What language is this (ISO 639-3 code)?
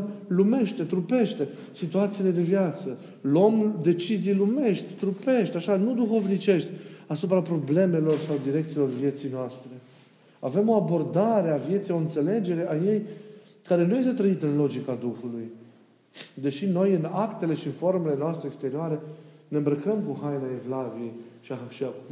ron